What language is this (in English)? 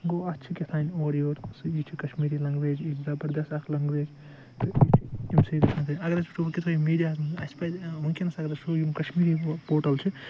Kashmiri